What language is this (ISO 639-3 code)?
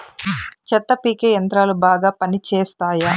tel